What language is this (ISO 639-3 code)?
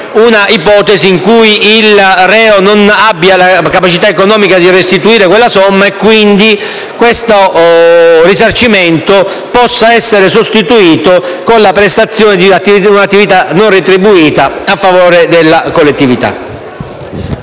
ita